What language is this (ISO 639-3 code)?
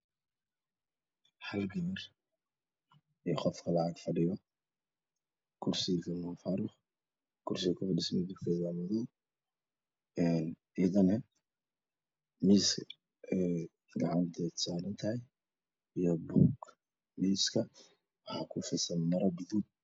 som